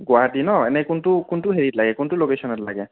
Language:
Assamese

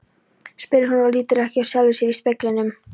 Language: Icelandic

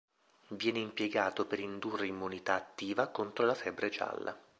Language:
Italian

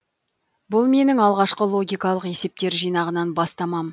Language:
Kazakh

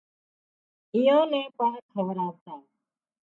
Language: Wadiyara Koli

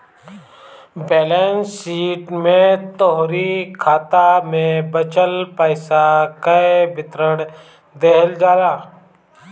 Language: Bhojpuri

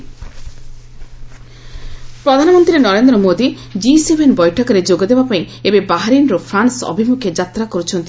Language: Odia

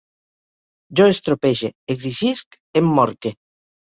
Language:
Catalan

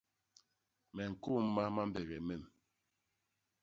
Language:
Basaa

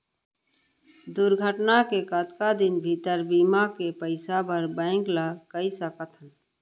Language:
Chhattisgarhi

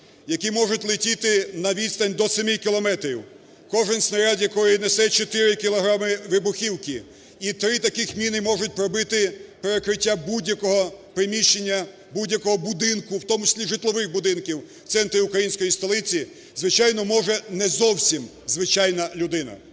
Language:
Ukrainian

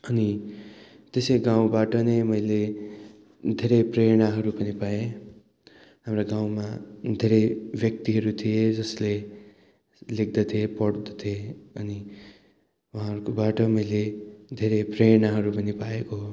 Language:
Nepali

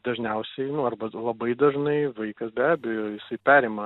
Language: Lithuanian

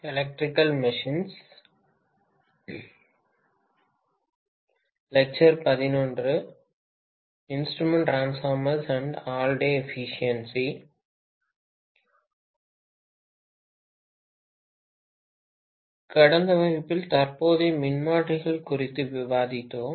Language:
Tamil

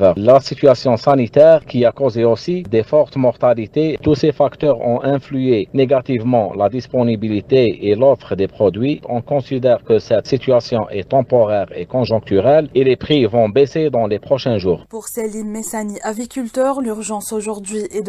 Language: French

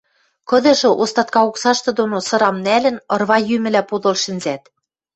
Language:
Western Mari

